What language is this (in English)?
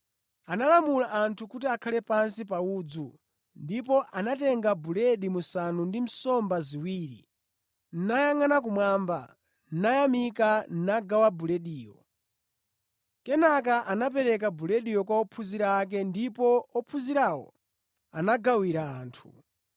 Nyanja